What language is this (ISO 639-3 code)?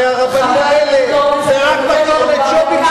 heb